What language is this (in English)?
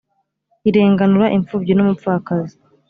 Kinyarwanda